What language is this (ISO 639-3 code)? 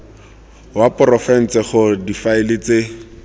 tsn